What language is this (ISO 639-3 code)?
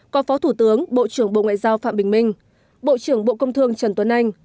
vie